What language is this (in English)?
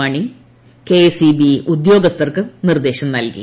Malayalam